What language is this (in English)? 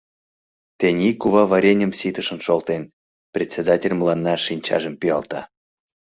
Mari